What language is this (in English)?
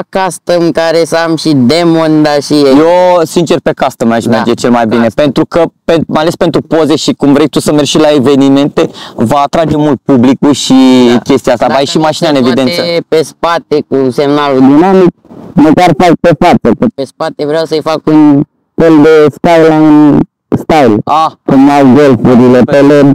Romanian